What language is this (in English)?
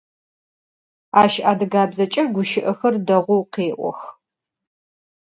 Adyghe